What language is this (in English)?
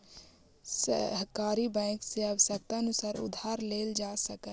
Magahi